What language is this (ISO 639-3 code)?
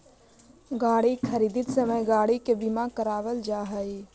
mag